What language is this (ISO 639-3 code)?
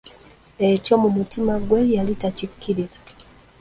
lug